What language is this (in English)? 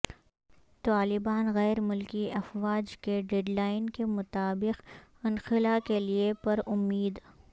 Urdu